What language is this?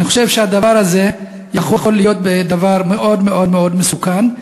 Hebrew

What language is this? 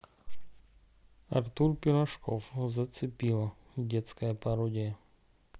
Russian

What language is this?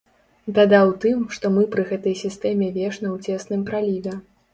Belarusian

